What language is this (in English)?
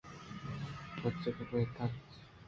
Eastern Balochi